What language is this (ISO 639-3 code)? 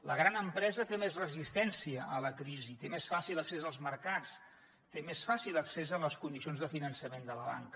cat